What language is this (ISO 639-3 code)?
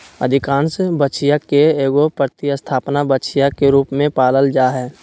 mag